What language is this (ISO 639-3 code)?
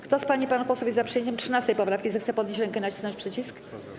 pol